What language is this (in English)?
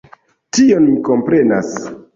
Esperanto